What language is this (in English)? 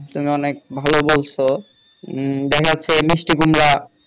Bangla